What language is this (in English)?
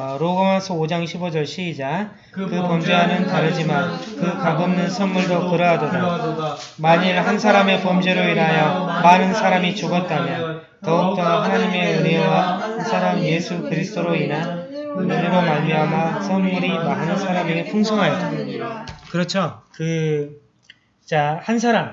Korean